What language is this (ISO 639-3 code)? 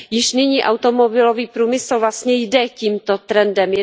ces